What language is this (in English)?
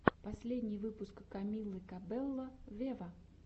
Russian